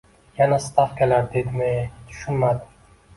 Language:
Uzbek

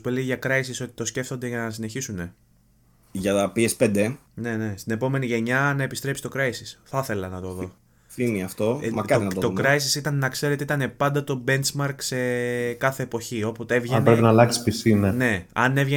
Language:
Greek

